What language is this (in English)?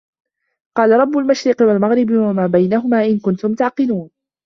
Arabic